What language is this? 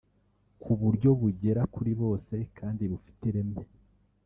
Kinyarwanda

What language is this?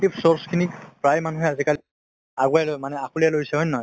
Assamese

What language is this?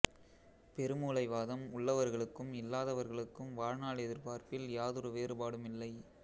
Tamil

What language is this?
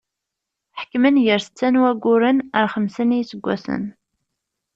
Kabyle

